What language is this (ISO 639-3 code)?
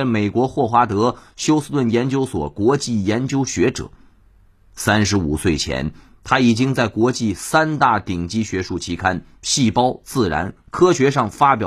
zho